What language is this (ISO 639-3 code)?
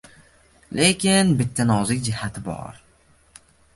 uzb